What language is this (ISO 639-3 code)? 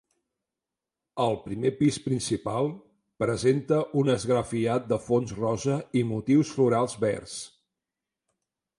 cat